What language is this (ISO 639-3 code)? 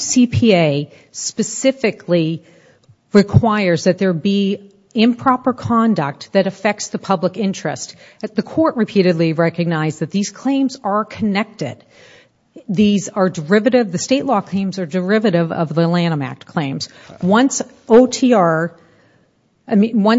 eng